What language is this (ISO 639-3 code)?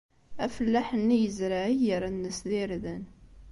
kab